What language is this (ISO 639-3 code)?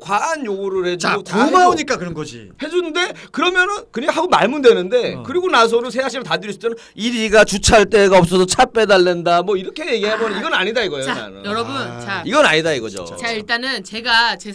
kor